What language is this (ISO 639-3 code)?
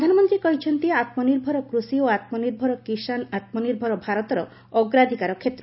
ori